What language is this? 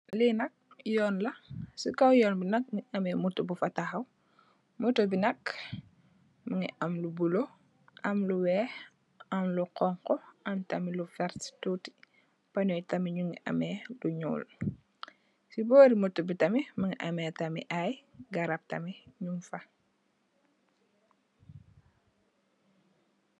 Wolof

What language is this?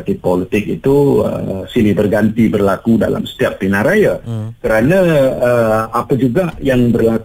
Malay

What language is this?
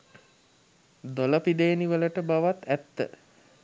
Sinhala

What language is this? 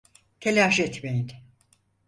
Turkish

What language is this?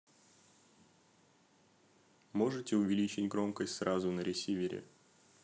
Russian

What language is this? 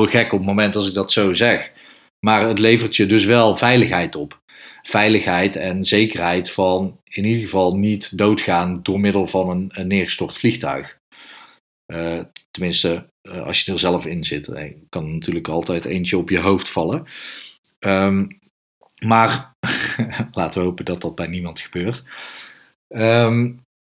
Dutch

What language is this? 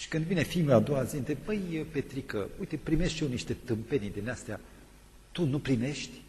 Romanian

